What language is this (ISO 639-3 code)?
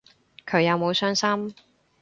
yue